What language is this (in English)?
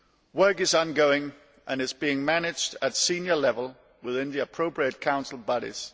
English